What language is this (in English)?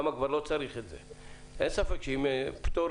Hebrew